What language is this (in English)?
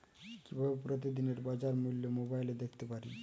Bangla